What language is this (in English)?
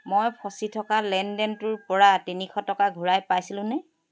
Assamese